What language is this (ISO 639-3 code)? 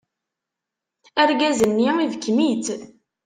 kab